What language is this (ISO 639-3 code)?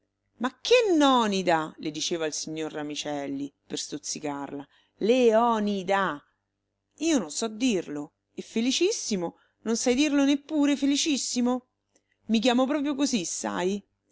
ita